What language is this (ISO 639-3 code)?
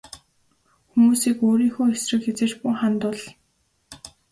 mon